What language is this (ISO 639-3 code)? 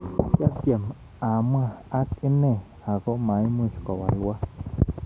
kln